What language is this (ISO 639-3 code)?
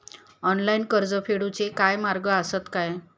mar